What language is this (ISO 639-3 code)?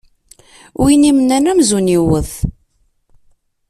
kab